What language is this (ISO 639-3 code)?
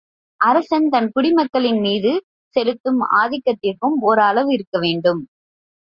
tam